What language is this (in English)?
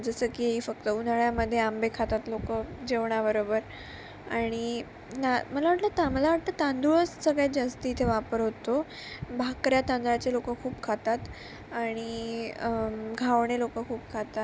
Marathi